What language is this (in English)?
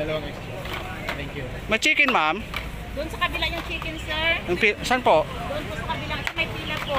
Filipino